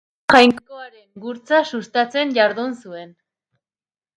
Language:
Basque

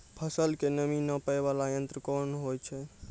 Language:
Maithili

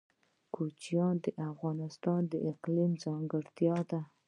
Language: Pashto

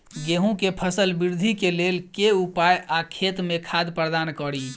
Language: Maithili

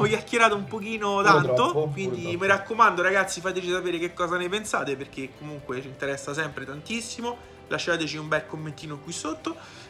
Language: Italian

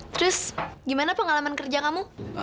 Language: Indonesian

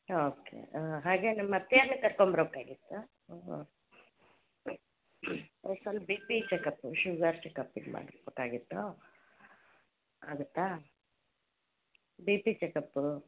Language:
Kannada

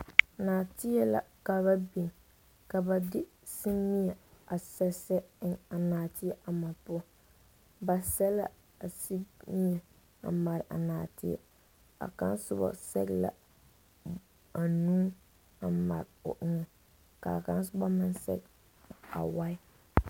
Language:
Southern Dagaare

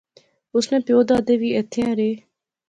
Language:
Pahari-Potwari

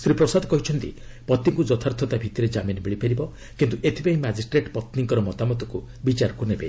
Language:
Odia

